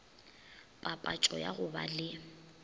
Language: Northern Sotho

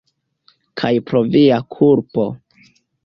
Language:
Esperanto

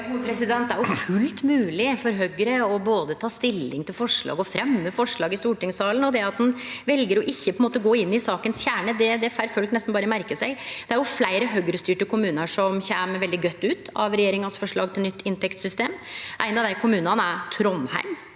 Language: Norwegian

